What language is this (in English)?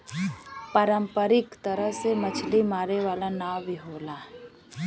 Bhojpuri